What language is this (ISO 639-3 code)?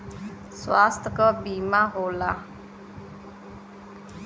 bho